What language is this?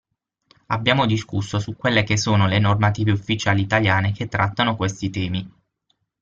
Italian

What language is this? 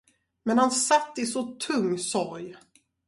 Swedish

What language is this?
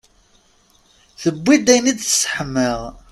Kabyle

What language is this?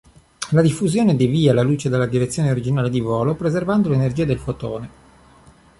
Italian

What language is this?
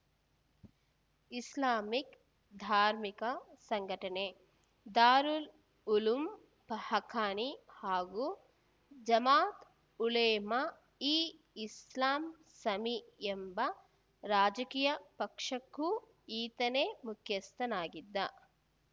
Kannada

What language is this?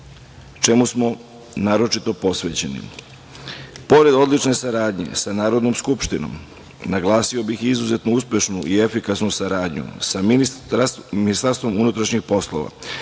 Serbian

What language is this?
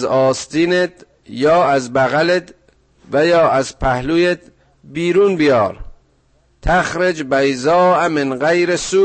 Persian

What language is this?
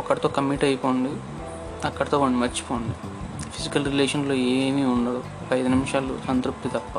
Telugu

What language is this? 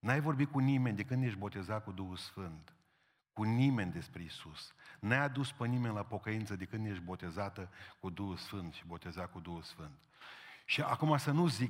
Romanian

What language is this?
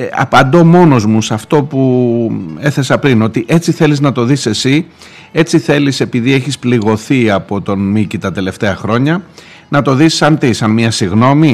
Greek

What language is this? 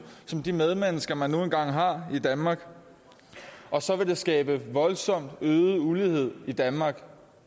Danish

